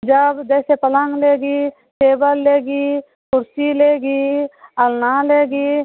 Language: Hindi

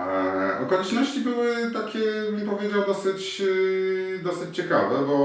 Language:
Polish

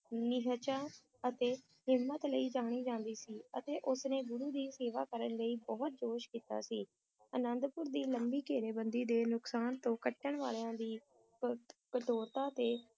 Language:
Punjabi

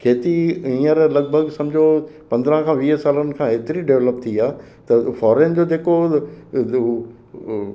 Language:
Sindhi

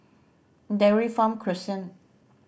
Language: English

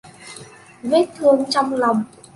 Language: Vietnamese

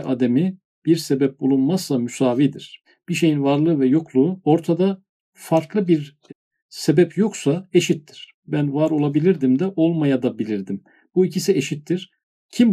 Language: Turkish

